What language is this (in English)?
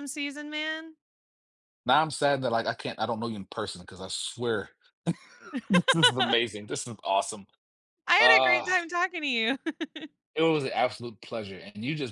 English